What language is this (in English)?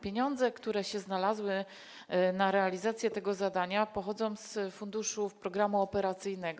Polish